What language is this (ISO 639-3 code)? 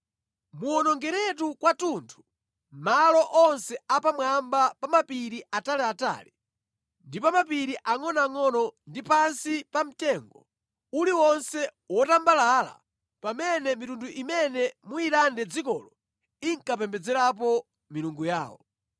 nya